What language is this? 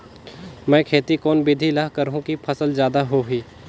Chhattisgarhi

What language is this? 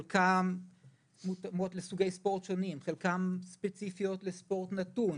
Hebrew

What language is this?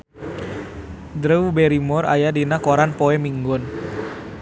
Sundanese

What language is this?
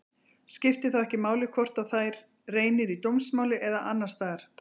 Icelandic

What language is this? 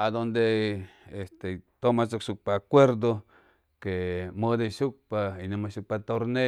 Chimalapa Zoque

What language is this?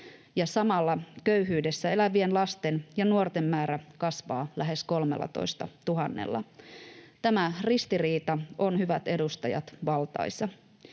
Finnish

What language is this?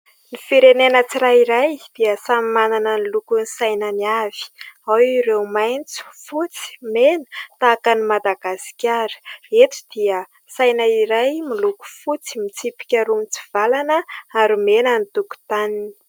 Malagasy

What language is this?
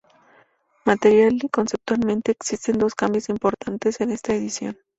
Spanish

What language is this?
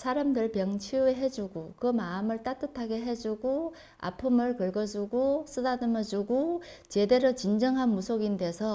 Korean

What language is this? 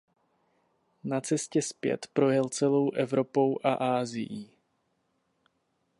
Czech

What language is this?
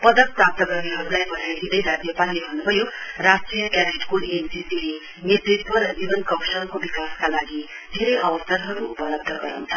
Nepali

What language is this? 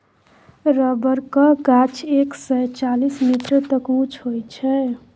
Maithili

